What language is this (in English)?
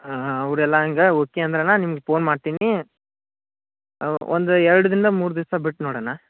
Kannada